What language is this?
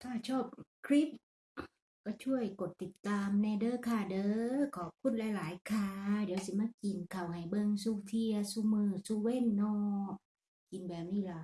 Thai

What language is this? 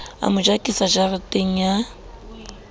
Southern Sotho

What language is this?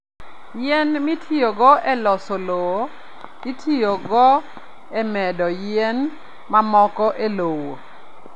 Luo (Kenya and Tanzania)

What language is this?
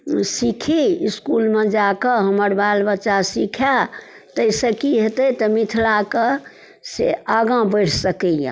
Maithili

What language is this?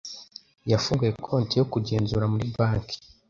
Kinyarwanda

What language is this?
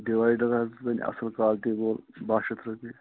Kashmiri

